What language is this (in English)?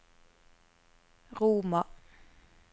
Norwegian